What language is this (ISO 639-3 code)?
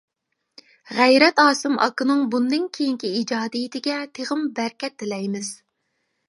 uig